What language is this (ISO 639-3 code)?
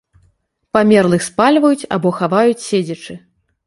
bel